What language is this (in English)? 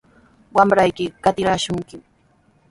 Sihuas Ancash Quechua